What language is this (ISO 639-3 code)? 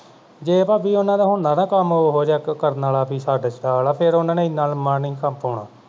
pan